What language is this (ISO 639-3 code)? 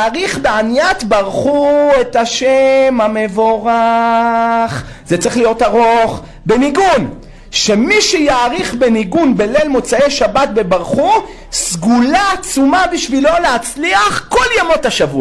heb